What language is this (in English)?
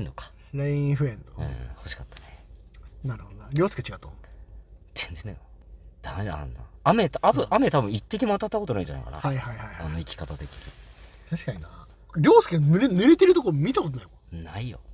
Japanese